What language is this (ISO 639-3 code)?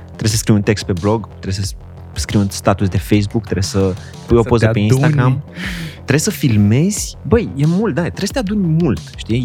ron